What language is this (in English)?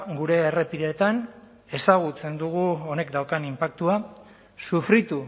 Basque